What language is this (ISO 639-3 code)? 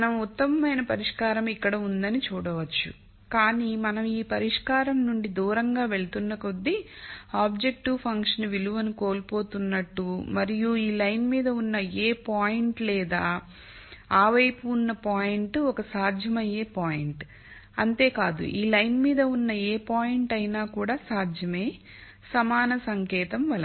tel